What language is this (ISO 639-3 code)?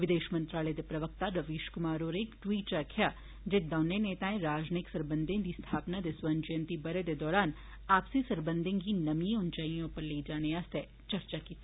doi